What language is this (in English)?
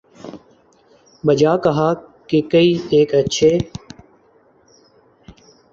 Urdu